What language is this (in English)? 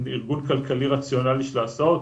Hebrew